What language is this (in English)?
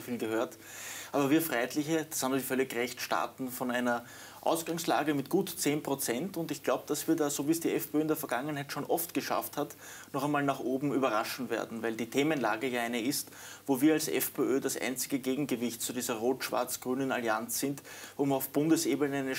German